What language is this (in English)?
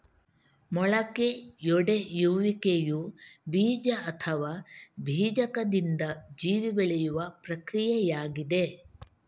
Kannada